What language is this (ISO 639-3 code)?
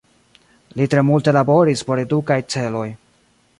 epo